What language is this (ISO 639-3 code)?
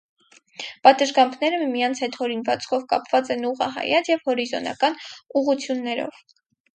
hye